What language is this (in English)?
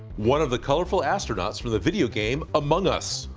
English